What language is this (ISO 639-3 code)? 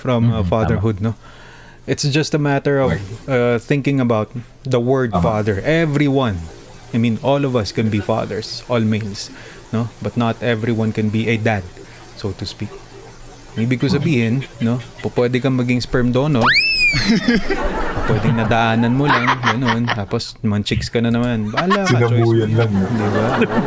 fil